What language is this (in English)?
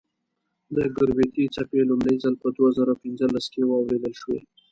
Pashto